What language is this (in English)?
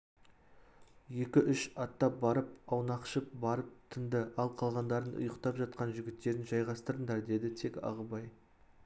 Kazakh